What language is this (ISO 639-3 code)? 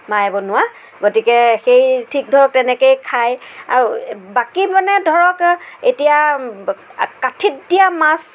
asm